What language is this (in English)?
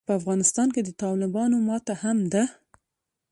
Pashto